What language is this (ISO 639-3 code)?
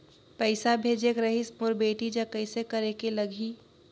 hne